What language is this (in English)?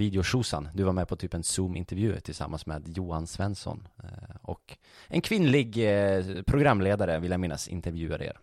Swedish